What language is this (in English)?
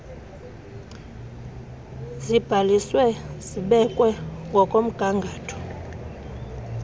Xhosa